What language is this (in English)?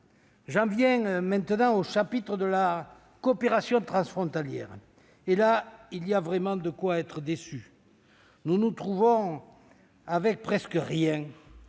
French